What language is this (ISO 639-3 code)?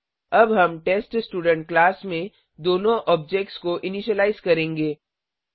hin